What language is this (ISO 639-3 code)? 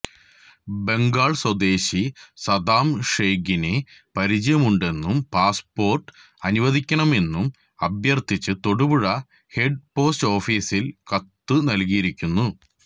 mal